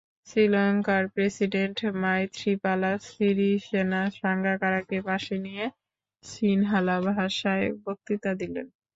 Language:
Bangla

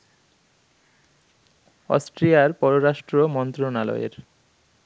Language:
Bangla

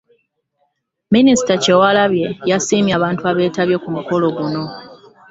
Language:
Ganda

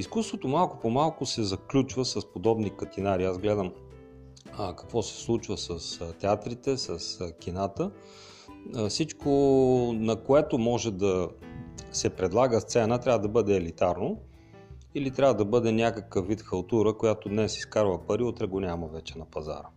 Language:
Bulgarian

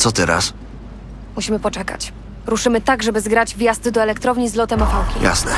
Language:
Polish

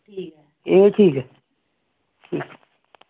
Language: Dogri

